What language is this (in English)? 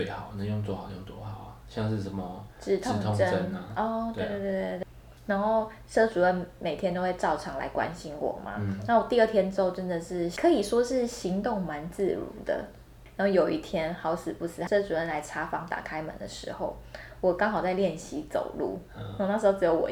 Chinese